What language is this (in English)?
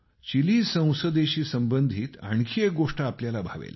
Marathi